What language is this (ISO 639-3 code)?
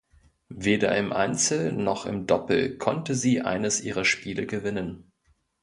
deu